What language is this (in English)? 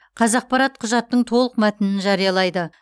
Kazakh